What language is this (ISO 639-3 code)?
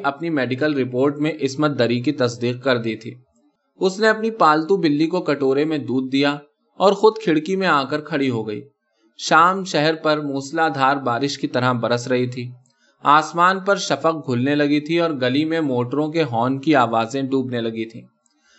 urd